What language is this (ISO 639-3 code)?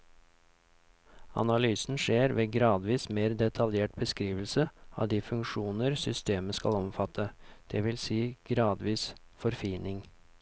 nor